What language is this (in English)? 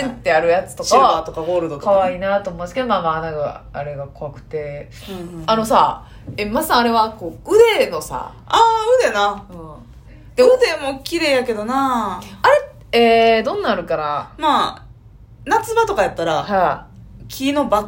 Japanese